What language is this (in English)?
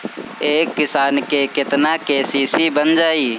Bhojpuri